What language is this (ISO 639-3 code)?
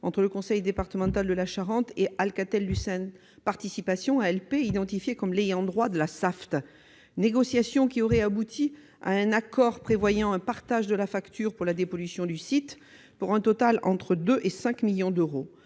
fra